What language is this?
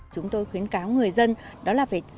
Vietnamese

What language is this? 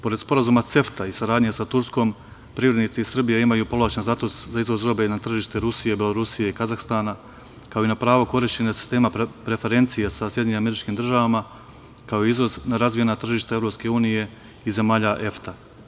Serbian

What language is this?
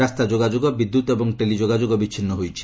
Odia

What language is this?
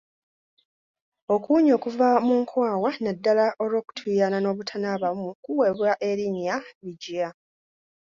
Ganda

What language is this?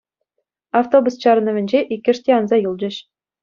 Chuvash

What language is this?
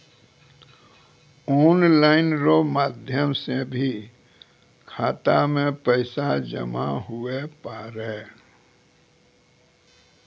Maithili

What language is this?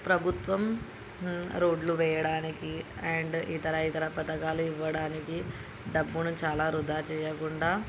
Telugu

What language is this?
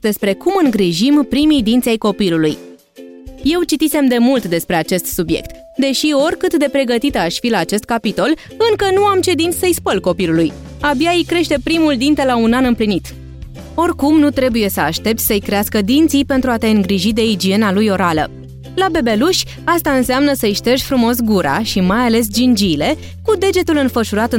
Romanian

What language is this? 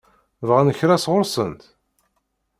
Kabyle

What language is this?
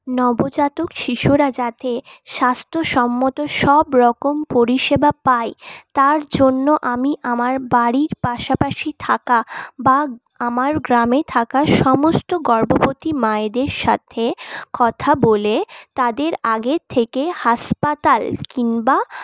Bangla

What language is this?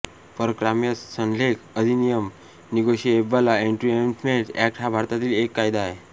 Marathi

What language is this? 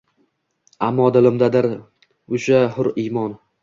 Uzbek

